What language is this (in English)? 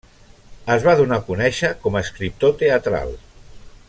Catalan